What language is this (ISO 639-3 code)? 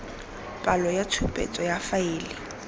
tsn